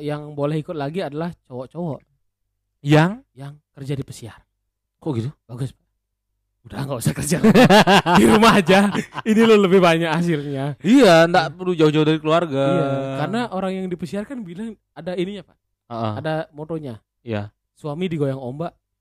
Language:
Indonesian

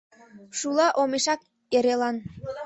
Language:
Mari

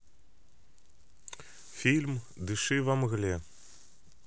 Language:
Russian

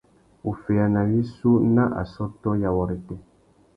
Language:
Tuki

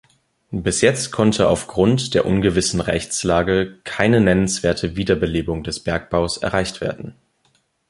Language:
German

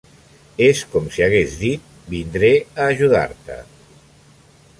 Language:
Catalan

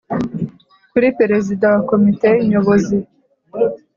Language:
Kinyarwanda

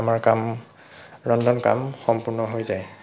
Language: Assamese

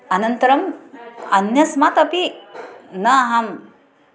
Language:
Sanskrit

